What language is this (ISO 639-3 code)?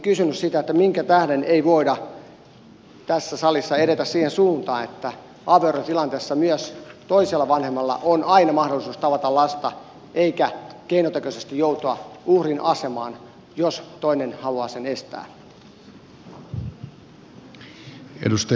fin